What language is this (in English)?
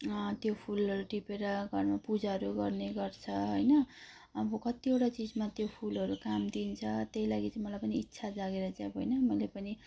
Nepali